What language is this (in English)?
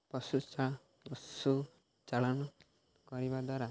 Odia